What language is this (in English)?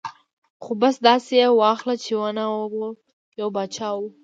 Pashto